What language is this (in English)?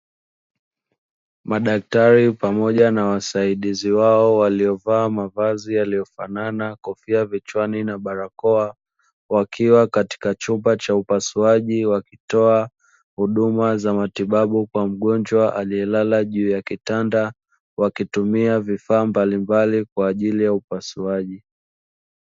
Swahili